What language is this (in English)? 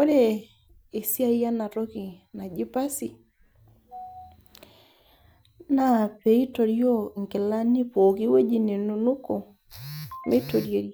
Masai